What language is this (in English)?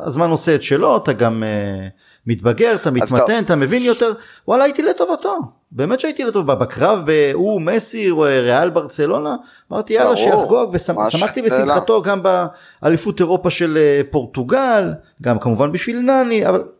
Hebrew